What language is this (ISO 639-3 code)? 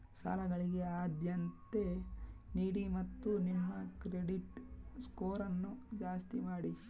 kan